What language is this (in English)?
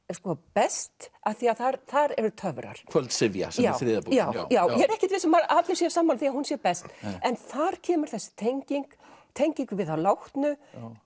Icelandic